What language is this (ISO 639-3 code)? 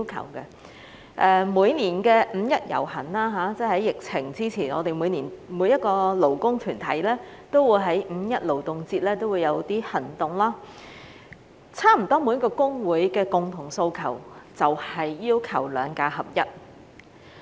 yue